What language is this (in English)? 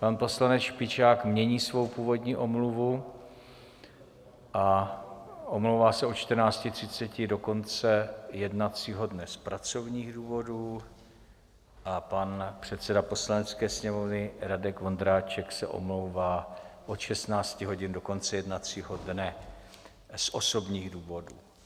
Czech